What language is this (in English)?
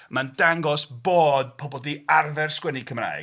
Welsh